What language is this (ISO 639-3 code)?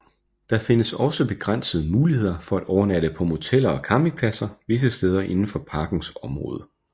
dan